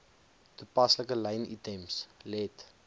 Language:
Afrikaans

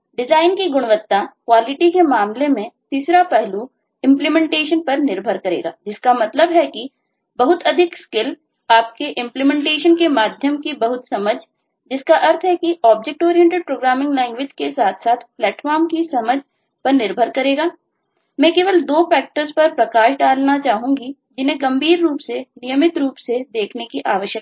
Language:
Hindi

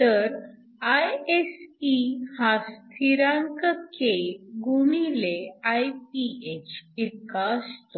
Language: Marathi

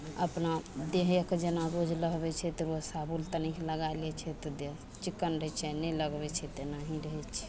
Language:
Maithili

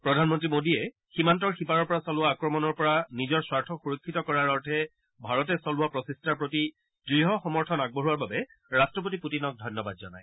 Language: Assamese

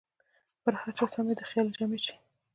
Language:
Pashto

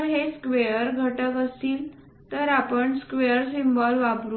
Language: Marathi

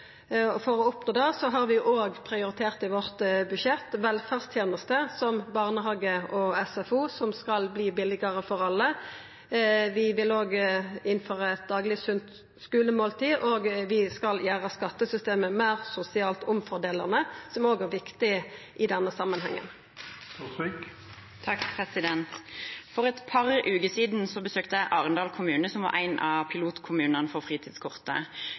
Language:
Norwegian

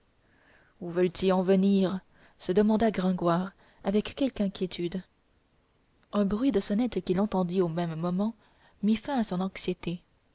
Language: French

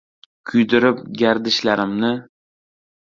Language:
Uzbek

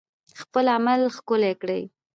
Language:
Pashto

